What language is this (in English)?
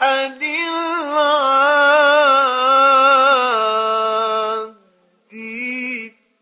Arabic